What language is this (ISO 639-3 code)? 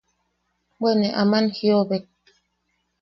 yaq